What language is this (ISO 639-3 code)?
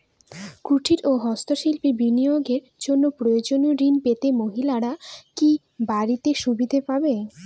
ben